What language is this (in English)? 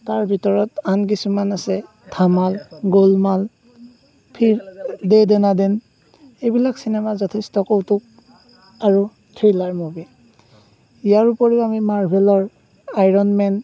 Assamese